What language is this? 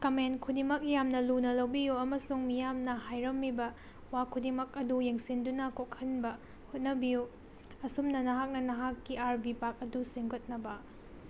Manipuri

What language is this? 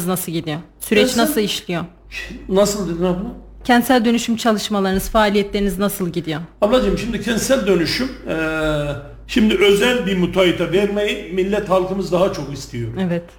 Turkish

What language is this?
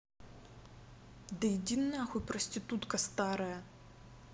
Russian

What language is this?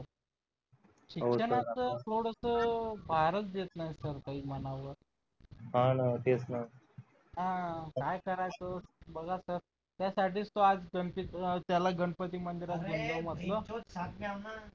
Marathi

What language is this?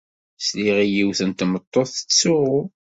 Kabyle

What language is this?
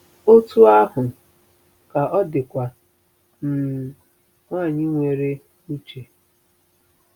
Igbo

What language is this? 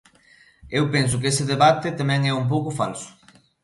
Galician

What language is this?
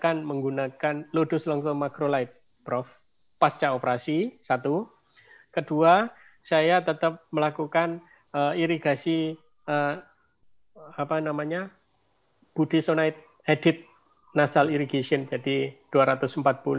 Indonesian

